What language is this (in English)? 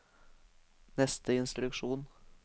Norwegian